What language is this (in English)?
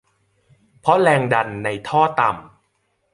Thai